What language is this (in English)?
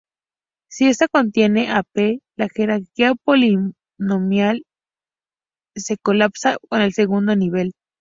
Spanish